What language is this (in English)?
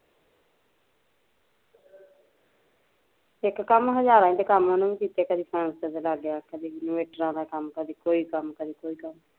Punjabi